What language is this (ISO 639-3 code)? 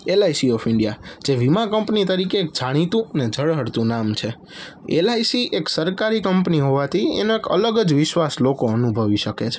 guj